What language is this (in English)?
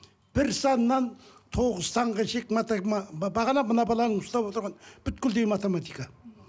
Kazakh